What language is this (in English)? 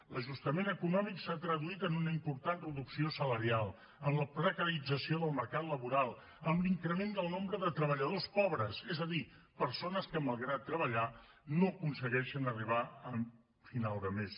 Catalan